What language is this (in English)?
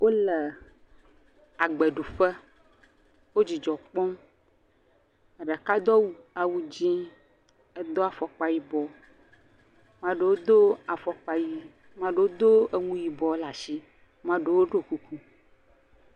Ewe